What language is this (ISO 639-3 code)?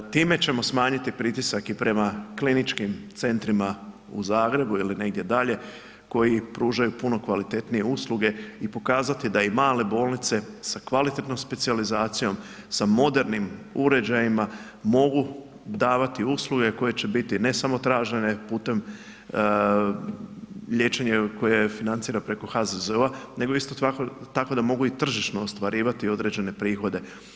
hrv